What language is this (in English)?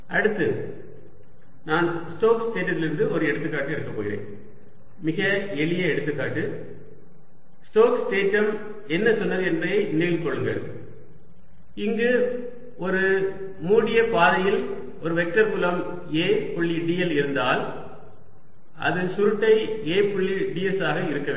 Tamil